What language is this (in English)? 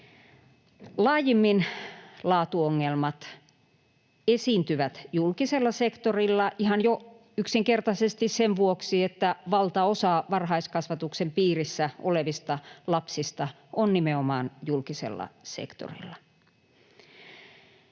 Finnish